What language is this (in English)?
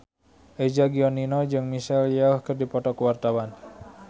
Sundanese